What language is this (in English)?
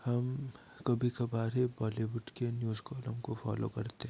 Hindi